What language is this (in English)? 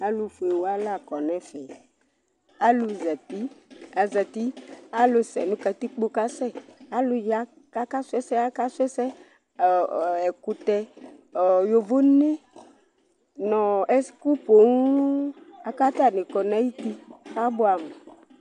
Ikposo